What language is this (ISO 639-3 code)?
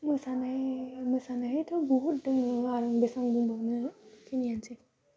brx